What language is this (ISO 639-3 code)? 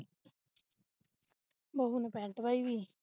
pan